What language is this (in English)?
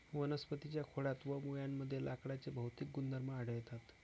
Marathi